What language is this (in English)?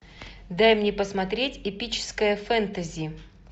Russian